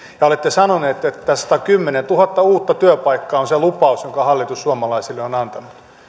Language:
Finnish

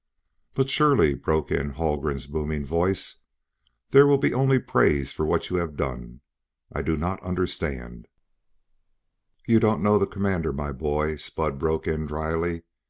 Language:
English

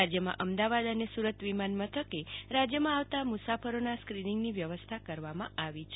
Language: Gujarati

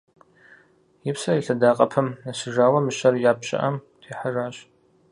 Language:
Kabardian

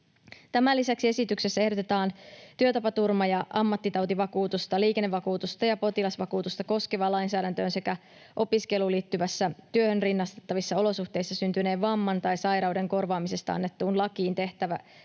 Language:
Finnish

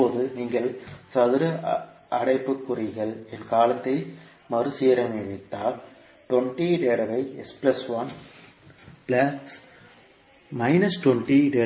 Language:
Tamil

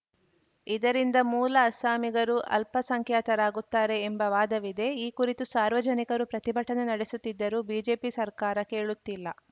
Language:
Kannada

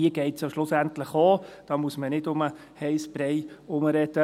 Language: Swiss German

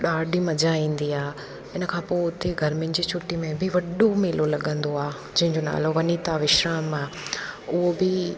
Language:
Sindhi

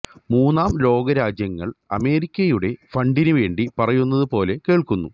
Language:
Malayalam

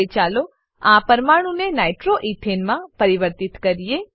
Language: Gujarati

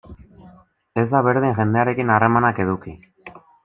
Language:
Basque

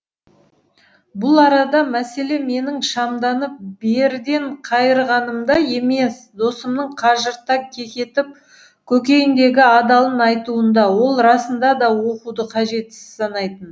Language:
Kazakh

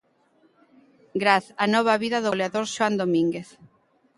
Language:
Galician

